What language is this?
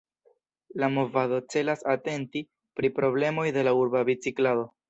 Esperanto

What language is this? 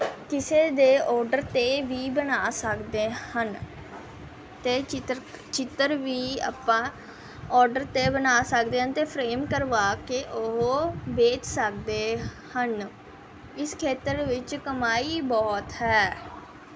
Punjabi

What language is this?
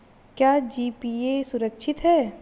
Hindi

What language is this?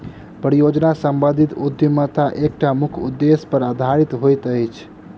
Maithili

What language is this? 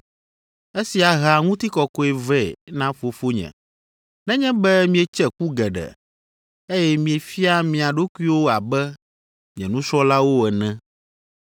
Ewe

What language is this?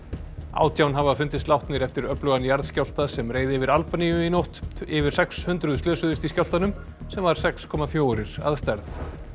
Icelandic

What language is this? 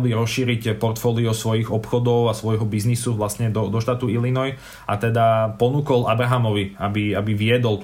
Slovak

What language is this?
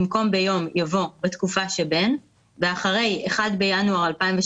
Hebrew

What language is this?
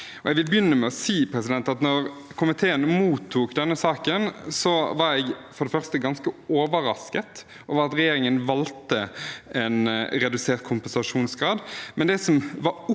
Norwegian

